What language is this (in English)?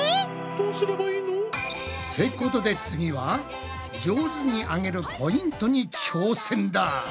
Japanese